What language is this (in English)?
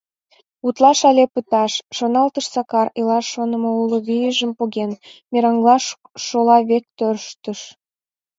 Mari